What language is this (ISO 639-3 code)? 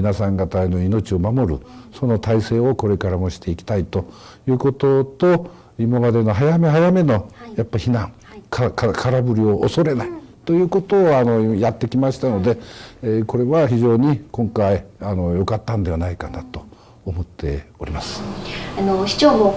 jpn